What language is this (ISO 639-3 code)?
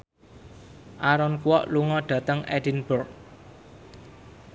jav